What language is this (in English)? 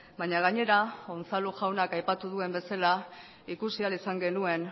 Basque